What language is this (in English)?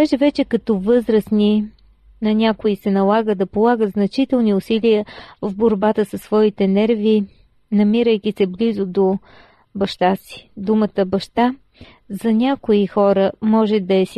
Bulgarian